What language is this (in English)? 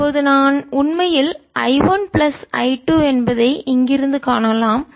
Tamil